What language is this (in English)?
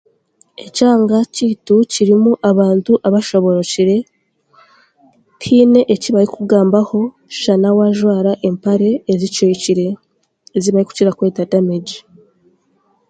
Chiga